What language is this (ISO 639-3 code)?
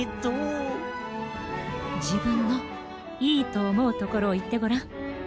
jpn